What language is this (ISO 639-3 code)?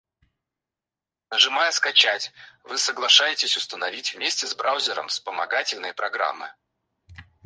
rus